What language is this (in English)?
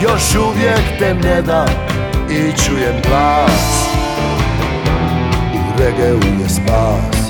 Croatian